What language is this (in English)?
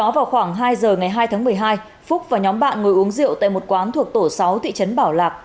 Vietnamese